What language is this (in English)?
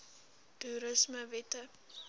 Afrikaans